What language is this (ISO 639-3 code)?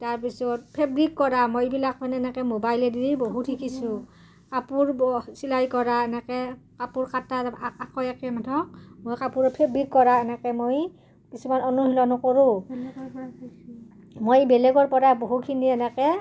asm